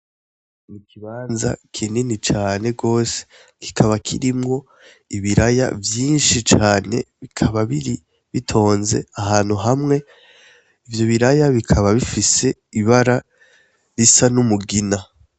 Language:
Rundi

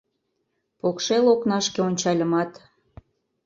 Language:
Mari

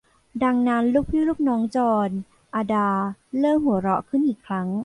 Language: Thai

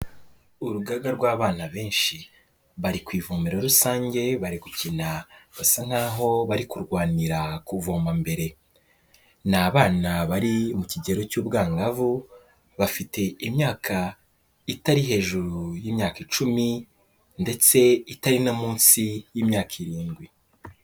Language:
Kinyarwanda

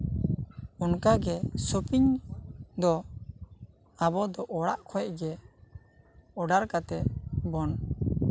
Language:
Santali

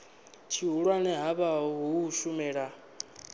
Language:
Venda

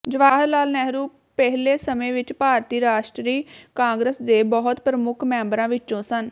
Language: Punjabi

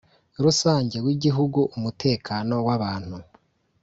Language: Kinyarwanda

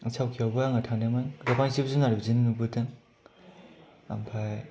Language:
Bodo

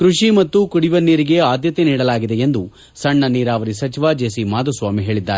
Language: Kannada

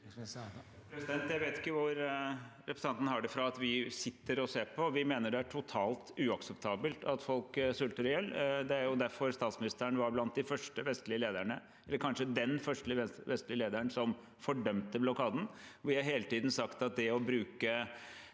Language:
Norwegian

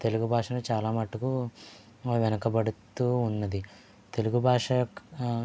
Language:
Telugu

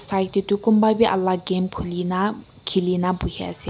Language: Naga Pidgin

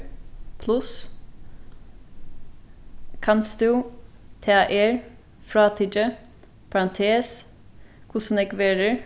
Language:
Faroese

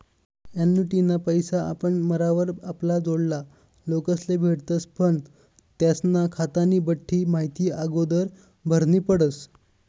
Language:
Marathi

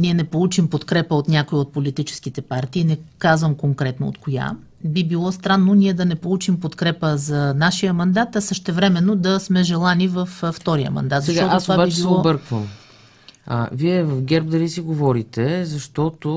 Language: Bulgarian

